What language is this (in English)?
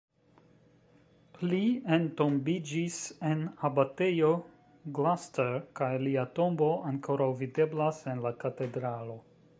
Esperanto